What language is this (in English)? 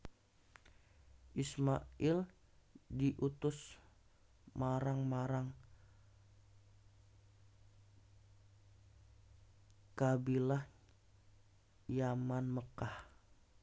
Javanese